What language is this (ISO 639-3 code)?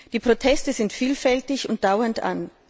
deu